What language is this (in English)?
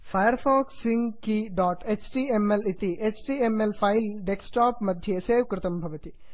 Sanskrit